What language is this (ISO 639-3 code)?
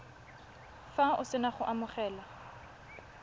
tsn